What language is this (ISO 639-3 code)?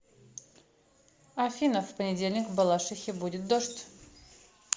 rus